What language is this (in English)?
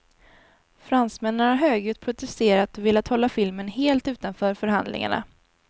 Swedish